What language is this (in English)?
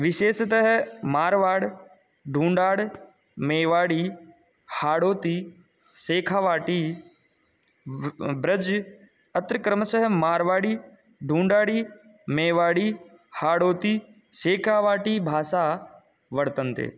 Sanskrit